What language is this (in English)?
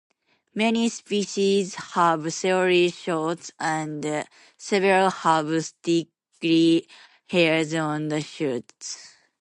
English